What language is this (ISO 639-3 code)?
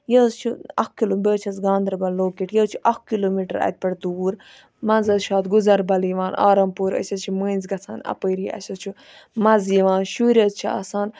kas